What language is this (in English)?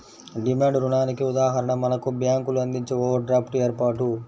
Telugu